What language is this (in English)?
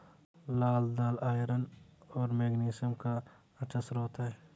Hindi